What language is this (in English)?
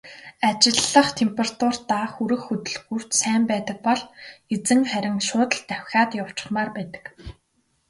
Mongolian